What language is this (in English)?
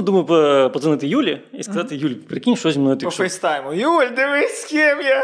Ukrainian